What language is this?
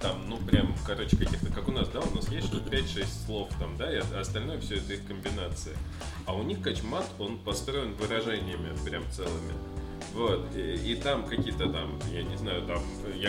Russian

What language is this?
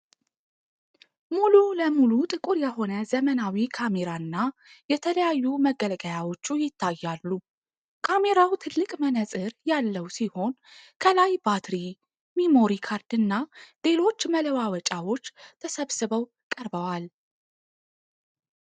Amharic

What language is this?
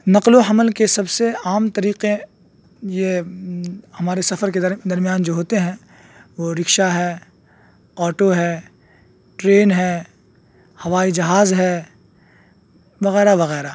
Urdu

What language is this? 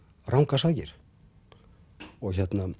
Icelandic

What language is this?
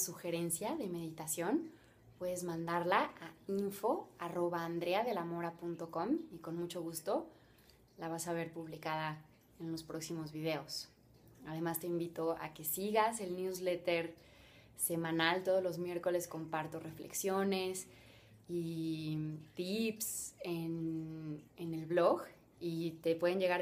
Spanish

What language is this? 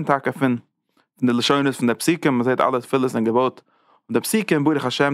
Dutch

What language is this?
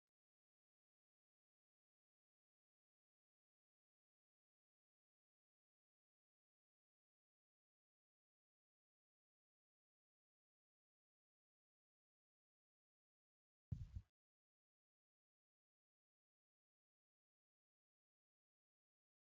Oromo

